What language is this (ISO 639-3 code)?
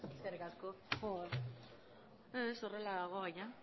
eus